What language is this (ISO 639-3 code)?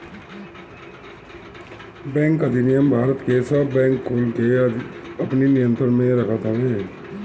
bho